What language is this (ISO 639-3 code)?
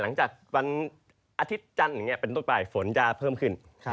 tha